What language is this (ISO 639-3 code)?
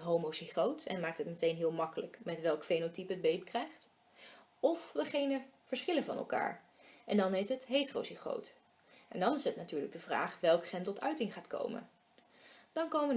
nld